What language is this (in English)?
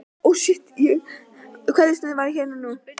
Icelandic